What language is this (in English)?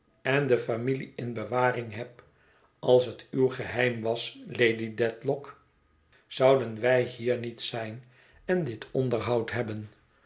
Dutch